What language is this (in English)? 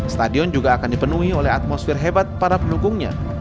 Indonesian